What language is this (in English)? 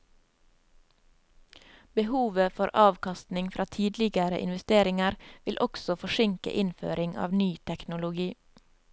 Norwegian